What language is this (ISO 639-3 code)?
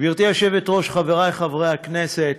heb